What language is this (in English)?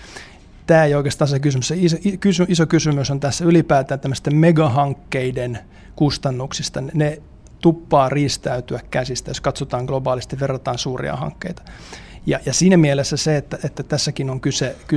Finnish